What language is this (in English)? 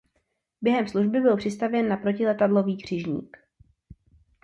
Czech